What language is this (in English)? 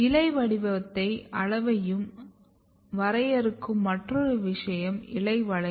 Tamil